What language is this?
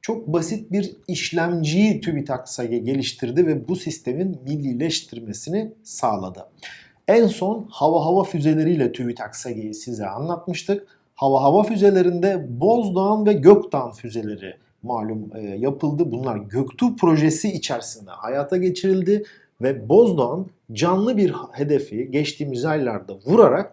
Turkish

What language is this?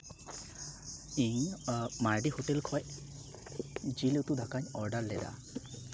Santali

